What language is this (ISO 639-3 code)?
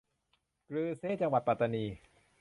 tha